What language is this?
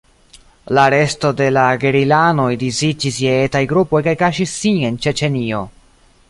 Esperanto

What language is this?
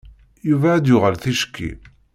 Kabyle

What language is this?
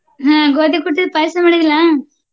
Kannada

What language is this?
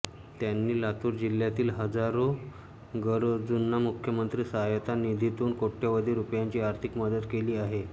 Marathi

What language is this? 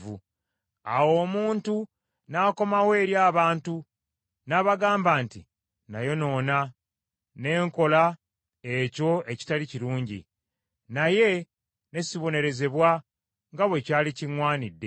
Ganda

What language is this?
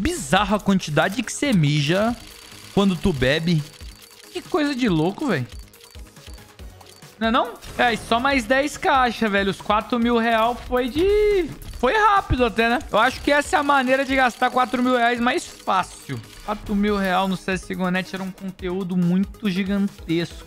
Portuguese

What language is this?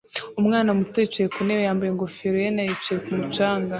Kinyarwanda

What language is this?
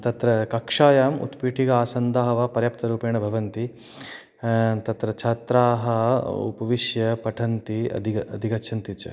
Sanskrit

